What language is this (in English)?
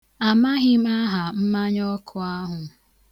Igbo